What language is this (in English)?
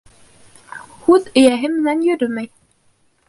Bashkir